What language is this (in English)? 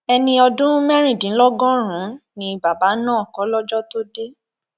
Yoruba